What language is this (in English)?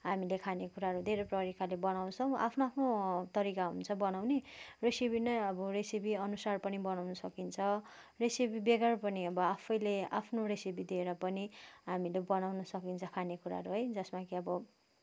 Nepali